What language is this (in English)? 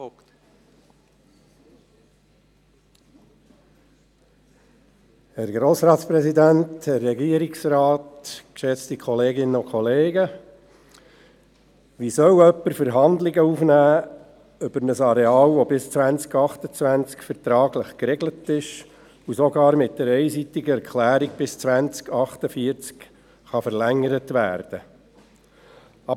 Swiss German